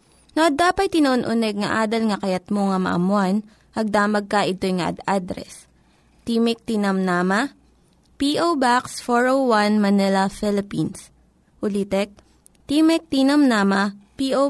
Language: Filipino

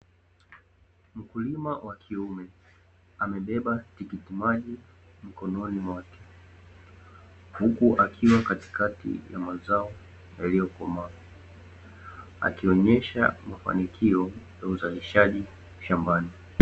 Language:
Swahili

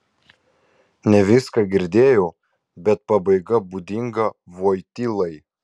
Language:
Lithuanian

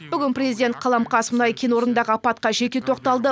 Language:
Kazakh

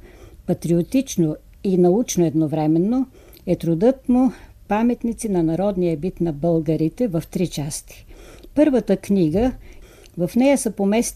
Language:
Bulgarian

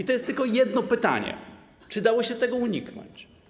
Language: Polish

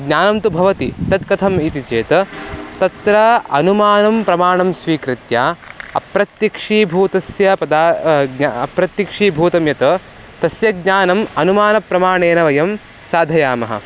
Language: Sanskrit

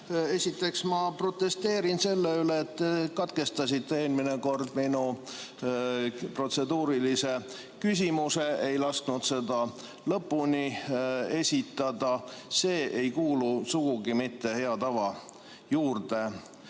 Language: Estonian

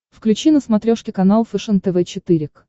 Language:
Russian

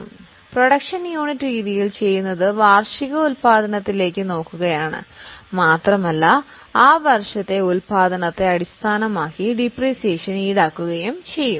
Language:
Malayalam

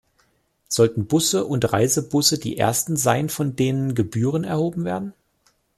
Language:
German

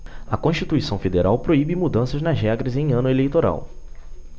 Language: Portuguese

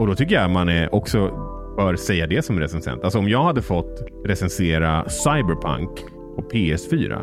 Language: Swedish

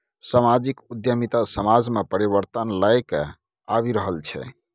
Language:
Maithili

